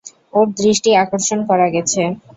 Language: Bangla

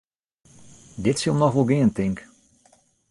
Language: Western Frisian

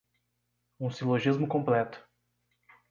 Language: Portuguese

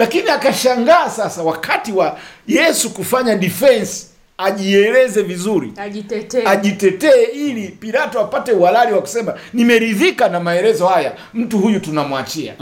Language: Swahili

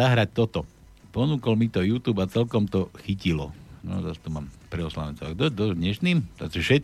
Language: Slovak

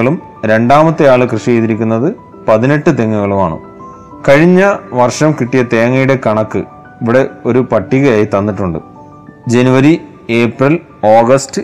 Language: Malayalam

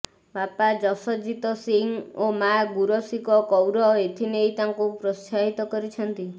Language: Odia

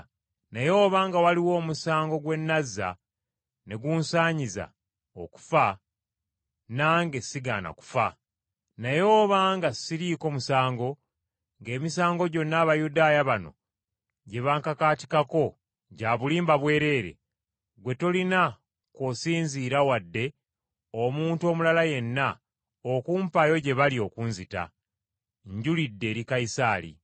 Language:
Ganda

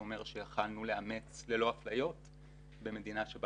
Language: Hebrew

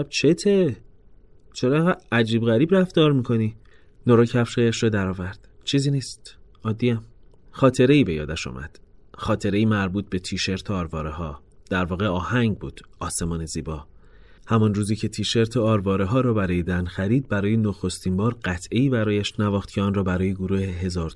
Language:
Persian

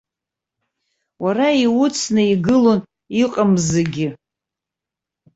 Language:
Abkhazian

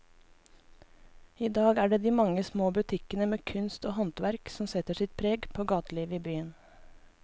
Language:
Norwegian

